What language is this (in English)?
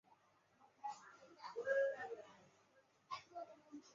Chinese